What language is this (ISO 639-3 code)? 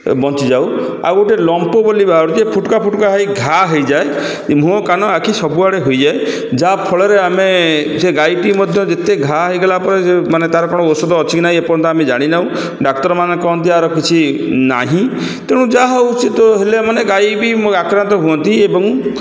ori